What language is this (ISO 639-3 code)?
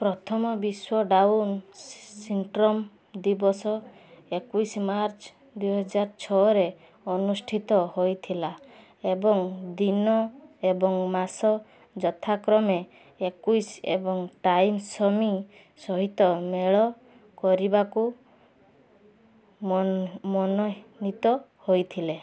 ori